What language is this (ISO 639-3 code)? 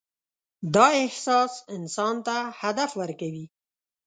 pus